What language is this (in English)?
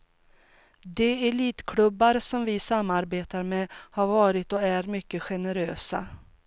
Swedish